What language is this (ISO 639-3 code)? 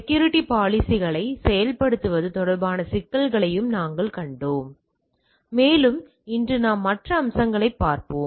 tam